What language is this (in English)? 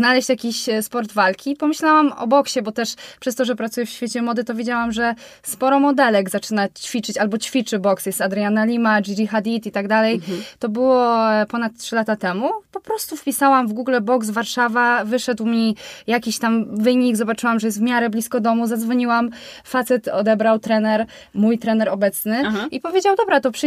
Polish